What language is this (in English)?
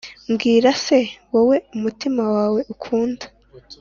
Kinyarwanda